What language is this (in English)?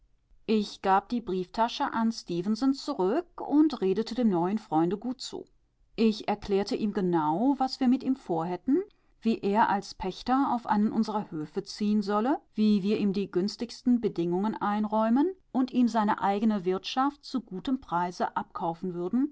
German